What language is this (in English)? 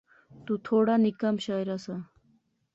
Pahari-Potwari